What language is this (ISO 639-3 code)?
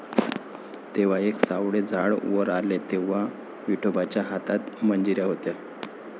mar